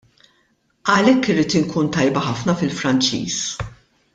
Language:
Maltese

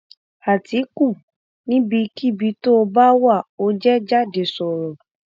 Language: Yoruba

